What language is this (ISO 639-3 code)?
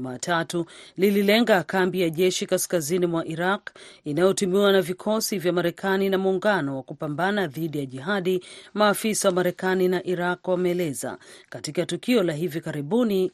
swa